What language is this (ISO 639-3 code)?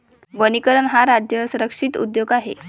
mar